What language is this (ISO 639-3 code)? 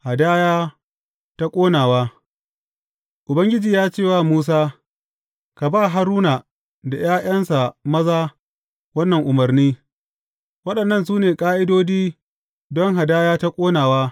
hau